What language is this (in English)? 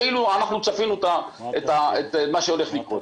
Hebrew